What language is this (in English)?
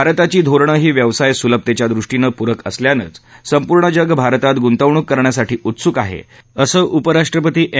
Marathi